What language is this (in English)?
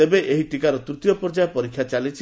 Odia